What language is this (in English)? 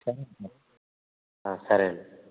Telugu